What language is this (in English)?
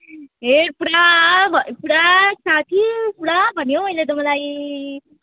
Nepali